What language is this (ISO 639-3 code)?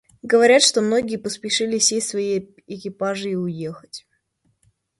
rus